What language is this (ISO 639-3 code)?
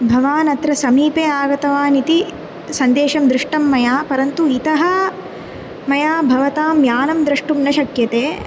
san